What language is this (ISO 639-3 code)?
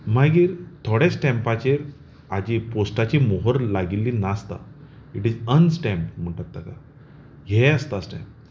kok